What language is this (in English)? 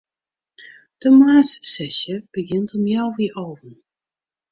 Western Frisian